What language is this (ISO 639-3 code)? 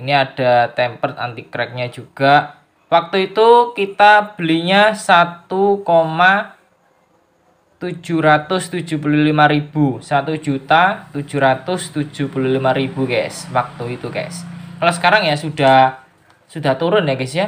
ind